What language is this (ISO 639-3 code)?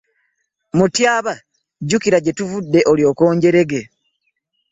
lug